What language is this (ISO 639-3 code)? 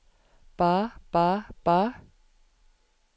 nor